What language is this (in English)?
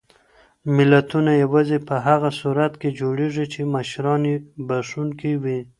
Pashto